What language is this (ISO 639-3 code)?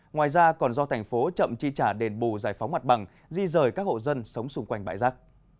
vie